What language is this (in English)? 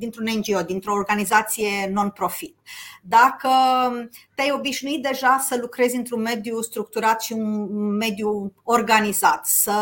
Romanian